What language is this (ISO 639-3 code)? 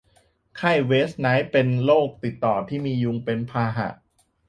tha